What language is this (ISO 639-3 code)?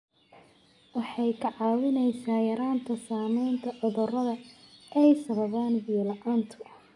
som